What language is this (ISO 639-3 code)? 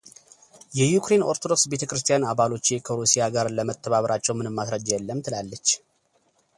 amh